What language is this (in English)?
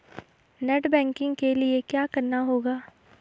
Hindi